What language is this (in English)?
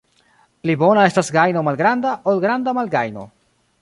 Esperanto